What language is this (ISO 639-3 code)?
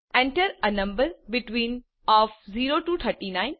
guj